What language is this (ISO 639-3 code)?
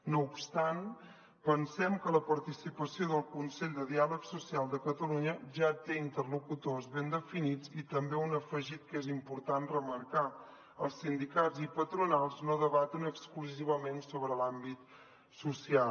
cat